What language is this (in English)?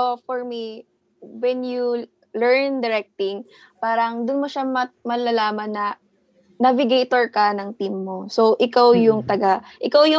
Filipino